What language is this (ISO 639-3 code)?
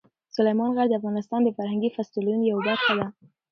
pus